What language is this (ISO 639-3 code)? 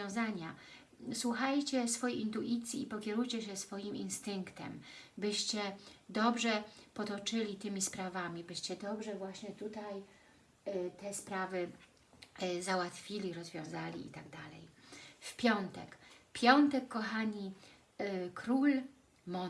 pol